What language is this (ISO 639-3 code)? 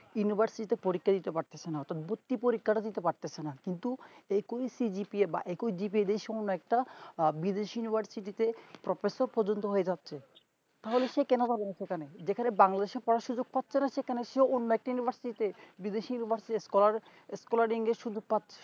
ben